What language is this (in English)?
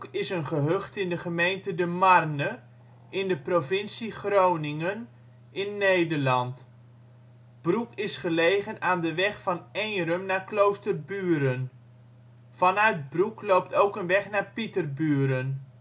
Dutch